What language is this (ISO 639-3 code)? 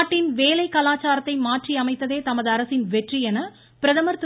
tam